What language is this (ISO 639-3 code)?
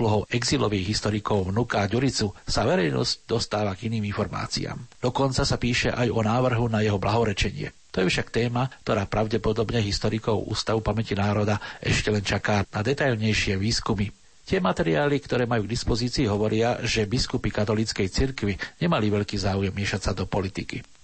slk